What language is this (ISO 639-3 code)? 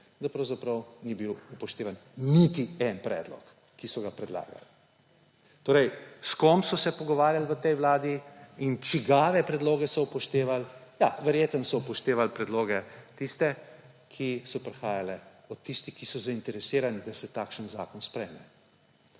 slv